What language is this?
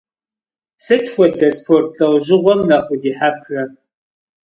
Kabardian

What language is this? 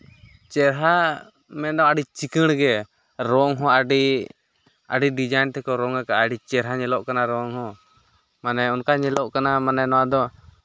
Santali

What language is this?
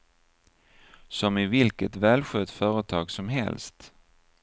Swedish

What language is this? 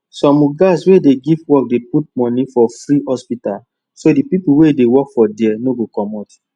Nigerian Pidgin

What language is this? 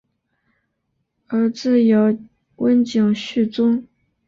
Chinese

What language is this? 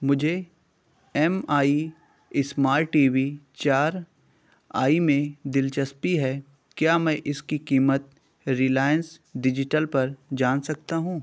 Urdu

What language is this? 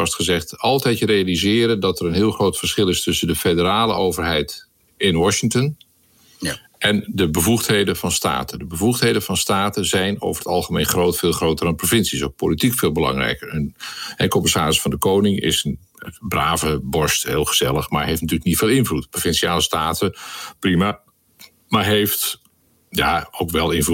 Dutch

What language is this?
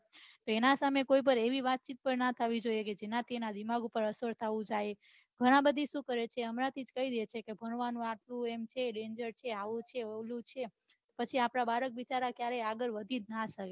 Gujarati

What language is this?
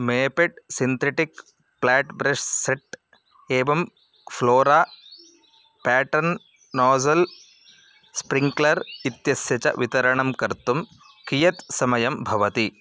Sanskrit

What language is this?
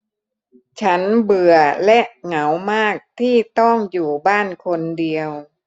Thai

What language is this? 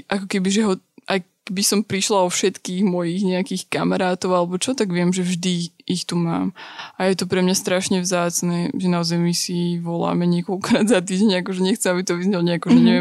Slovak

